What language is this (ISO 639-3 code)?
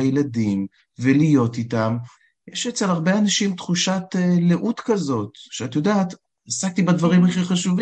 heb